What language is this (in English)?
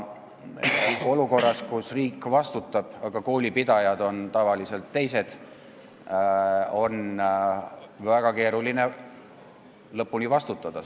Estonian